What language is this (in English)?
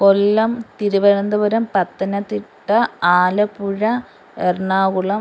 Malayalam